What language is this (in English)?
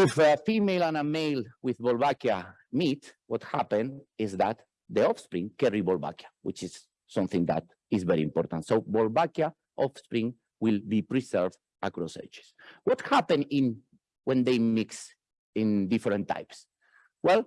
English